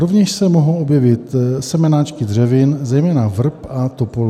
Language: Czech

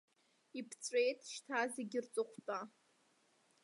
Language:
Abkhazian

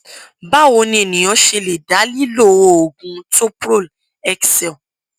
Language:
Yoruba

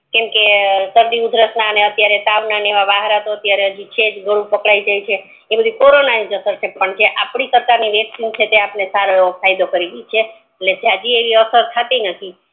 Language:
Gujarati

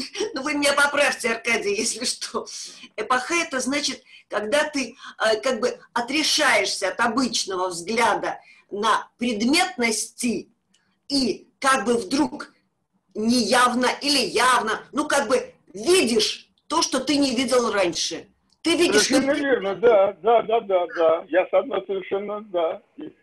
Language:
Russian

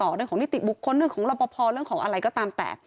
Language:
Thai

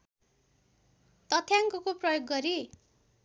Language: Nepali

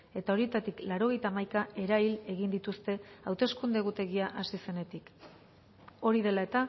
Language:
Basque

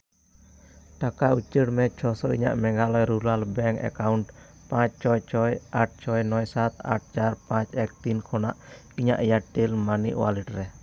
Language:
Santali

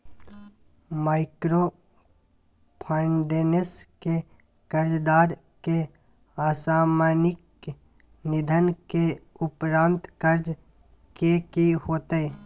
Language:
Maithili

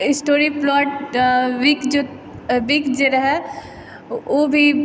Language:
Maithili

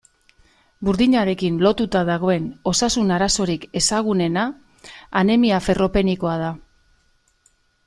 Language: Basque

